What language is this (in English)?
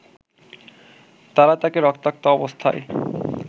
Bangla